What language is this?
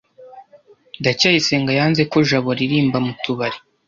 Kinyarwanda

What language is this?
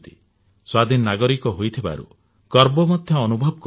Odia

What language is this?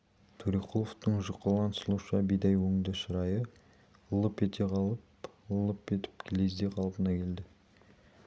Kazakh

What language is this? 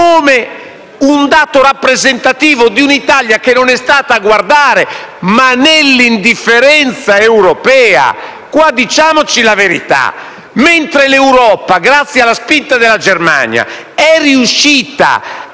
Italian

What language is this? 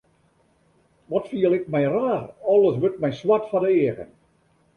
Western Frisian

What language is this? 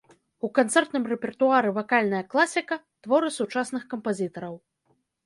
Belarusian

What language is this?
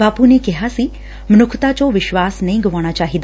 Punjabi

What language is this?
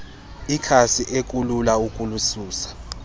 Xhosa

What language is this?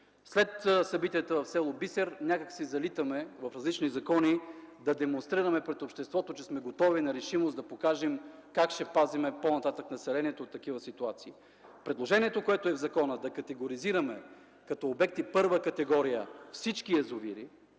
Bulgarian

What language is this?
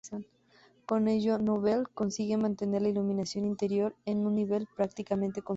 Spanish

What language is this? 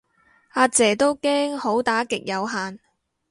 Cantonese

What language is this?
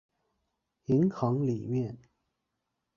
Chinese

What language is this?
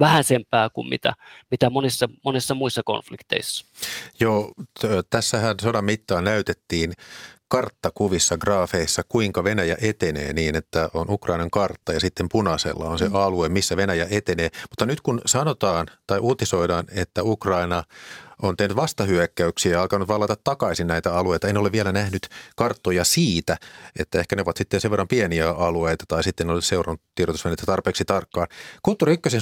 Finnish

